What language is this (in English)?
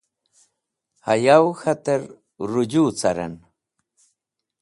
Wakhi